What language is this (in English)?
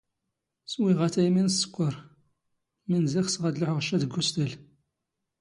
Standard Moroccan Tamazight